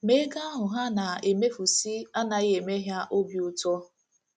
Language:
Igbo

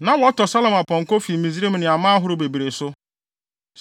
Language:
Akan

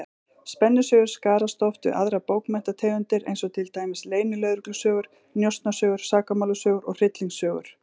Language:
Icelandic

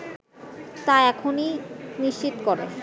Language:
Bangla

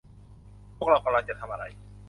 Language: Thai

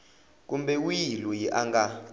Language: Tsonga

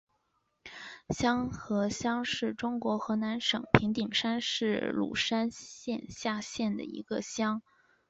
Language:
Chinese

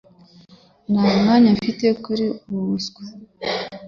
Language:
Kinyarwanda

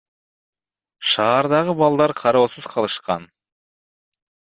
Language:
Kyrgyz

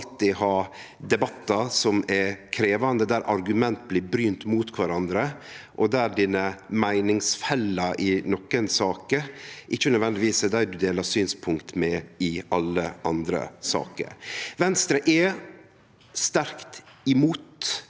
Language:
Norwegian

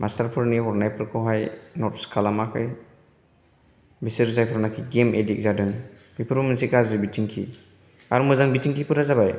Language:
Bodo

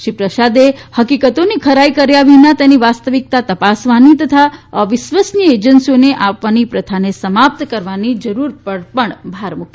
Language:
Gujarati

